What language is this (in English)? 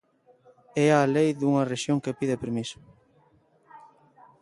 Galician